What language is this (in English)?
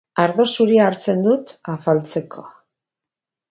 Basque